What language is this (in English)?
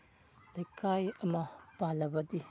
Manipuri